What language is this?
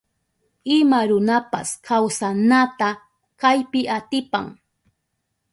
Southern Pastaza Quechua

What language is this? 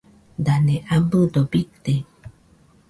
Nüpode Huitoto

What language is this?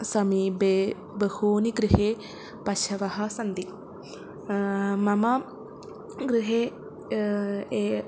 Sanskrit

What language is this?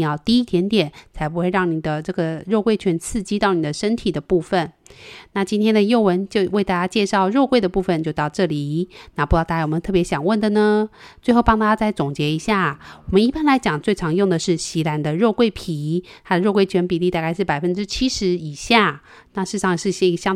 Chinese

